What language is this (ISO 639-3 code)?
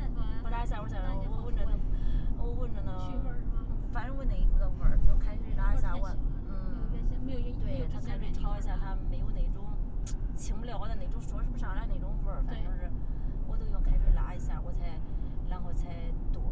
zho